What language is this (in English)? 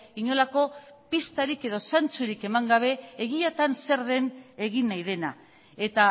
Basque